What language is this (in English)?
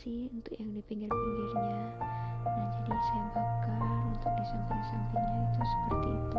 Indonesian